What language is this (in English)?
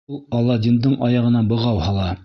Bashkir